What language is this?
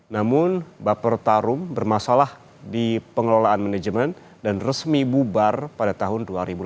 Indonesian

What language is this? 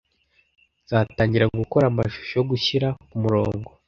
Kinyarwanda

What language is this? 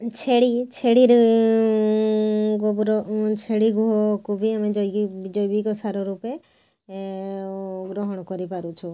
Odia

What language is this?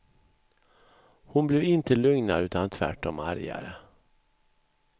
Swedish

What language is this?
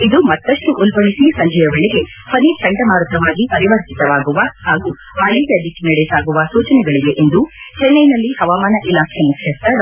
Kannada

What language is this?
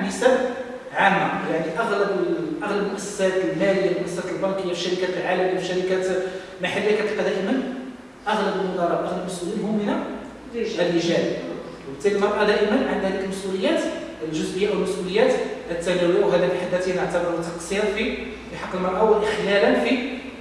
Arabic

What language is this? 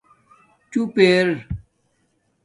Domaaki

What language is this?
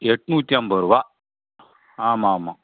Tamil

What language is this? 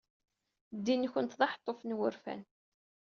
Kabyle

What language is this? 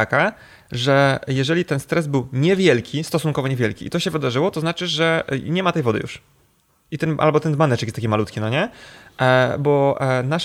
Polish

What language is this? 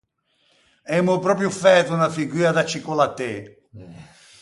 Ligurian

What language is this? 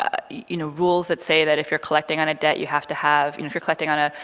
English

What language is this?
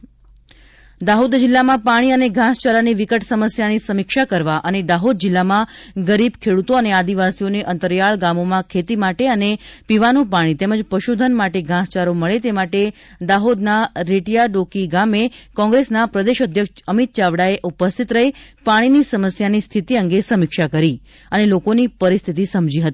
Gujarati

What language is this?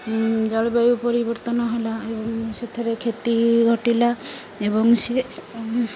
Odia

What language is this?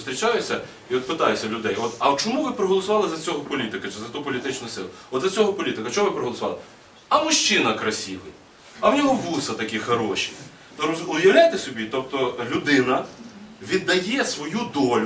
Ukrainian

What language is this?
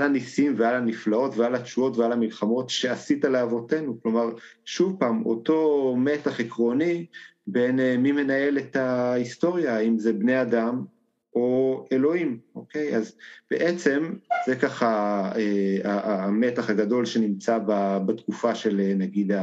Hebrew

